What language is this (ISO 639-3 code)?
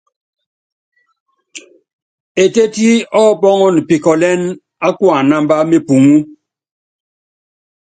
yav